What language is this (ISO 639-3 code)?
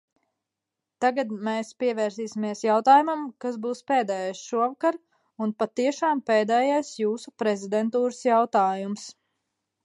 lav